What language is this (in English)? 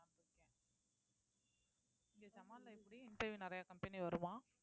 Tamil